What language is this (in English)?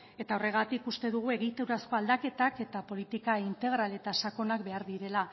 Basque